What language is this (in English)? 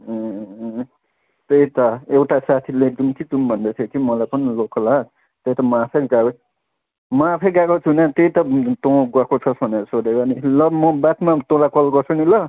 Nepali